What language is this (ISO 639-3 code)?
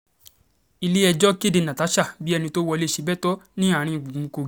yor